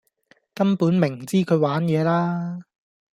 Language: Cantonese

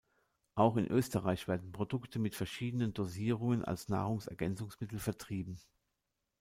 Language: German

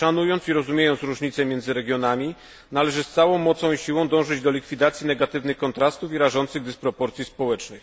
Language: Polish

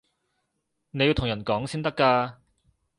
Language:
Cantonese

